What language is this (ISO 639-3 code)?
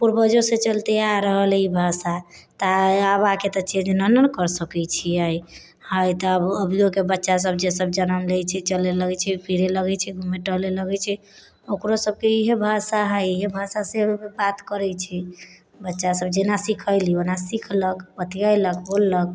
mai